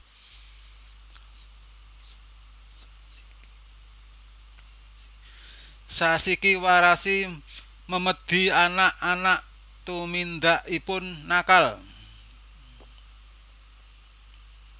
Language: Javanese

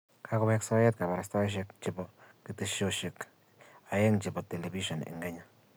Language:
Kalenjin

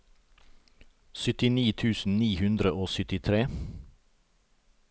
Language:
Norwegian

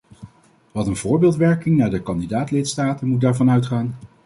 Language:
Dutch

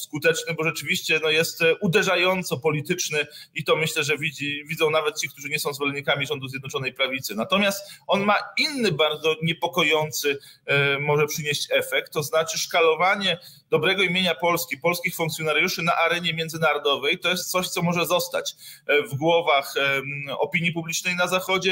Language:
Polish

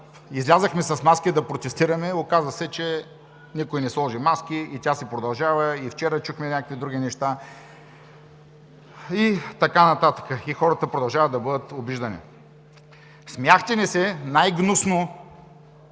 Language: Bulgarian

